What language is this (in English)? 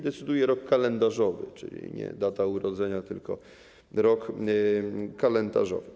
Polish